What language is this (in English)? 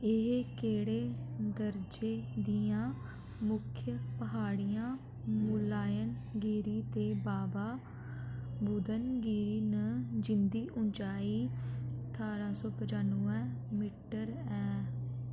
Dogri